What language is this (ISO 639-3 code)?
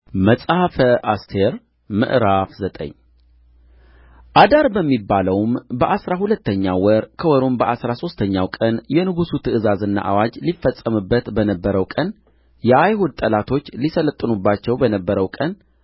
amh